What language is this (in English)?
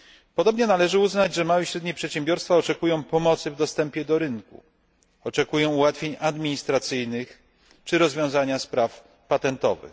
Polish